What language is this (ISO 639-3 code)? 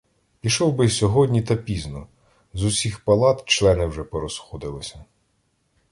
ukr